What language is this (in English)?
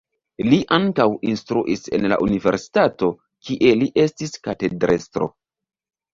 Esperanto